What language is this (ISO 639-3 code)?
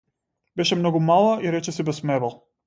mkd